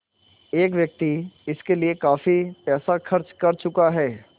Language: Hindi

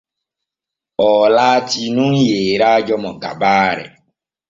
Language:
Borgu Fulfulde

